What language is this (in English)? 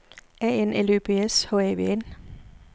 Danish